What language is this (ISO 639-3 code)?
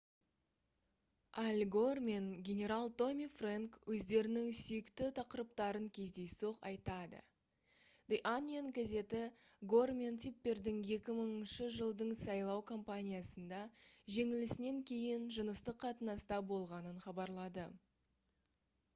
kaz